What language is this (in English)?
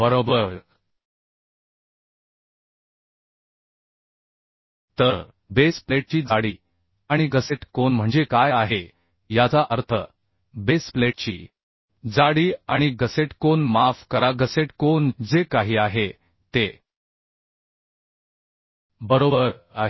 Marathi